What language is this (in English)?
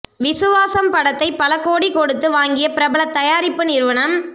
Tamil